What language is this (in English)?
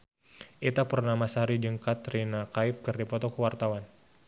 Sundanese